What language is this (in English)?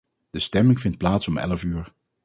Dutch